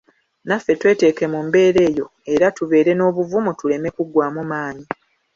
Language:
Ganda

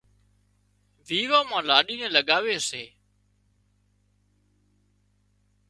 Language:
Wadiyara Koli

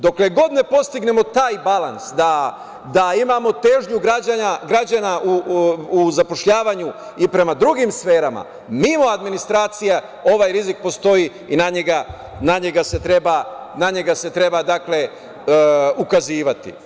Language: Serbian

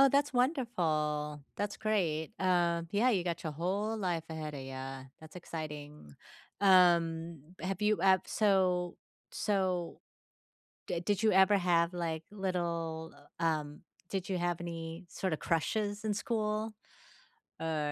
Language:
English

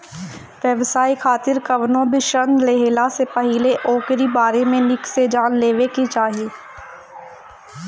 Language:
Bhojpuri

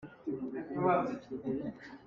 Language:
Hakha Chin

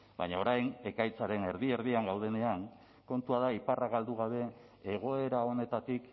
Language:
Basque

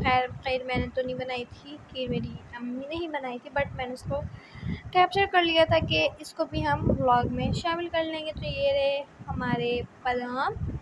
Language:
Hindi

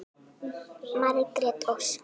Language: Icelandic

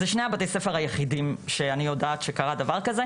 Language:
Hebrew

